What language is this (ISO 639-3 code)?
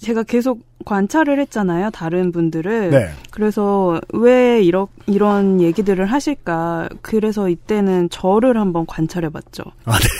kor